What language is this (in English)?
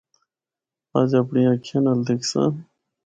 Northern Hindko